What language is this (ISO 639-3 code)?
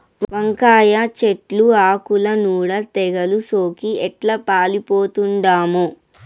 tel